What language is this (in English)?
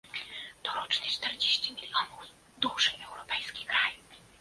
Polish